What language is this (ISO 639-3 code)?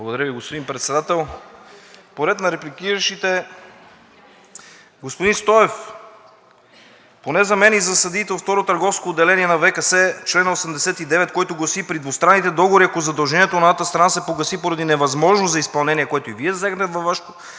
bul